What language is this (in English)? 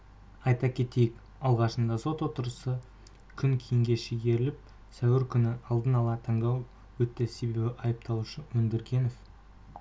Kazakh